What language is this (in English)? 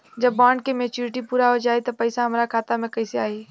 Bhojpuri